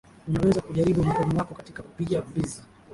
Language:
Swahili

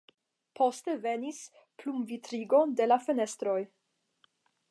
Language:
Esperanto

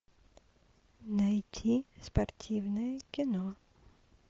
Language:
Russian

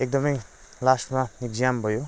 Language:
Nepali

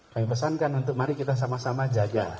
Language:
Indonesian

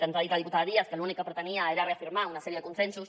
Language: Catalan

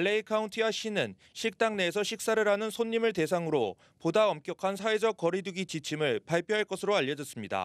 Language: Korean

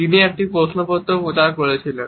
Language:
Bangla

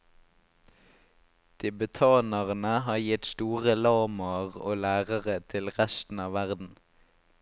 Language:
Norwegian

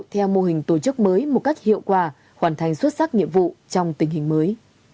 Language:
Vietnamese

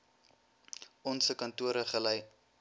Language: Afrikaans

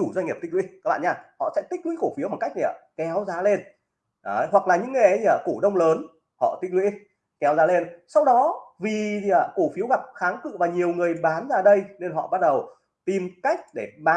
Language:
Vietnamese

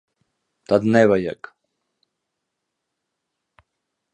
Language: Latvian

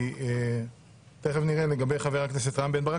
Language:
Hebrew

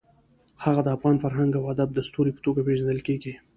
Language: Pashto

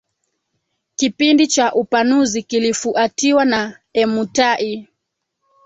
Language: Swahili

